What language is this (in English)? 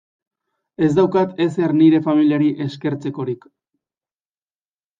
Basque